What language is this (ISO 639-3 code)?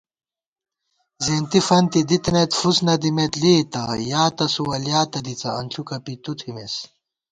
gwt